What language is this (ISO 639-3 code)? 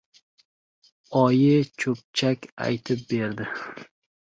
uzb